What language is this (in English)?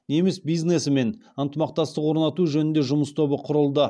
Kazakh